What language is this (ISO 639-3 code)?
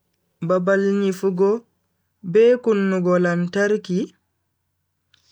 fui